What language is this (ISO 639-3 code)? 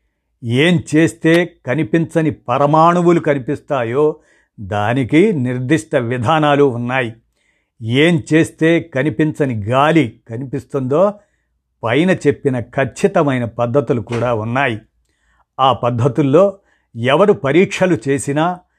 tel